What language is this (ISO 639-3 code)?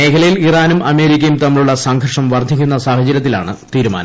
mal